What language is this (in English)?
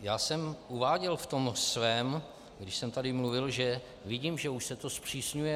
Czech